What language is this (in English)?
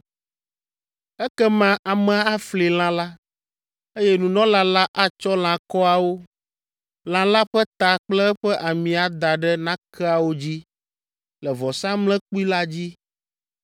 Ewe